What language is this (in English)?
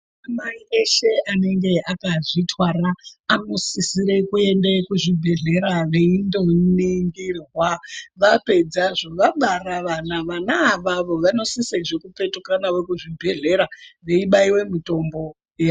Ndau